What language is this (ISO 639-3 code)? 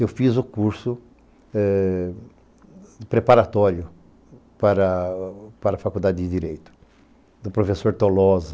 por